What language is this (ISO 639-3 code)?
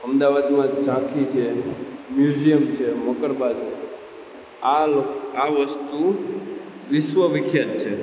guj